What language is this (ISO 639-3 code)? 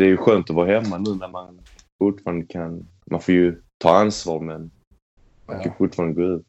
swe